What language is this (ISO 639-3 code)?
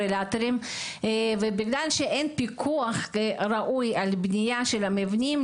heb